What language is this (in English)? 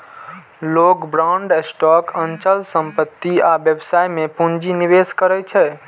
Maithili